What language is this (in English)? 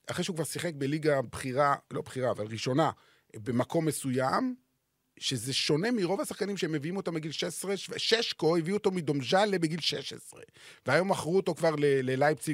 Hebrew